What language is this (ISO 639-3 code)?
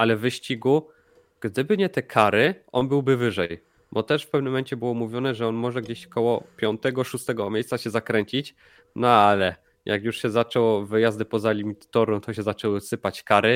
pol